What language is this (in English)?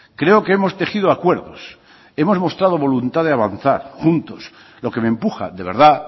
Spanish